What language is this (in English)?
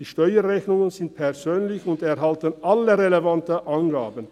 Swiss German